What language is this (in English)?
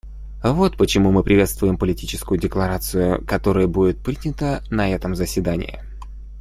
Russian